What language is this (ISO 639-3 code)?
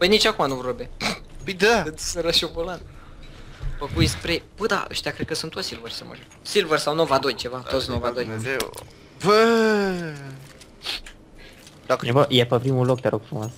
ron